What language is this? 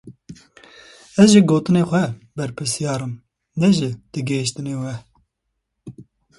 Kurdish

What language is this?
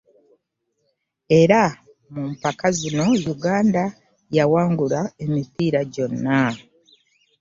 Ganda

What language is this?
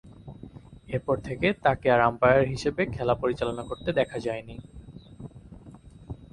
Bangla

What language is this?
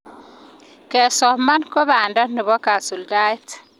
Kalenjin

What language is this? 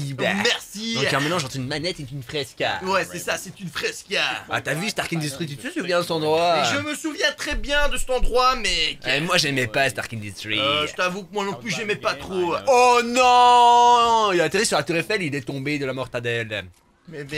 French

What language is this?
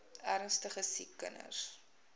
Afrikaans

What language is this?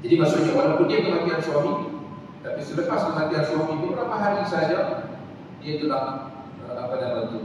Malay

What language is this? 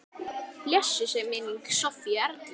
Icelandic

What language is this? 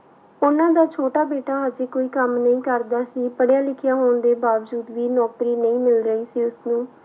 Punjabi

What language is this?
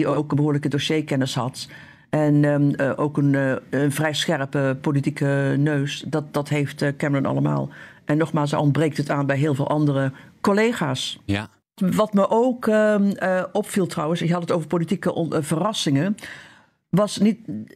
Dutch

